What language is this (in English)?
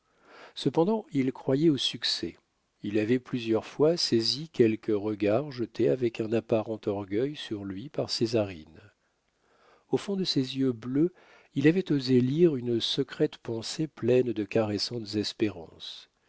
French